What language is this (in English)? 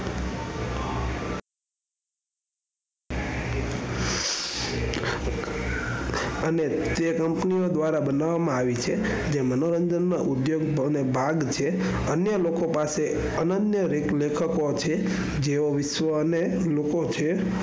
Gujarati